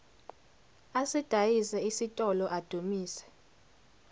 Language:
Zulu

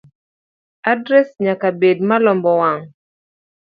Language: Luo (Kenya and Tanzania)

